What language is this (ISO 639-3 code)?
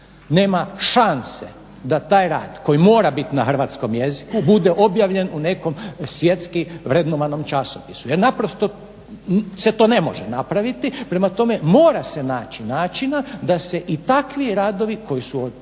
hrv